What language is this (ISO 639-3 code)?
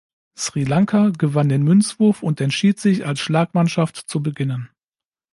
deu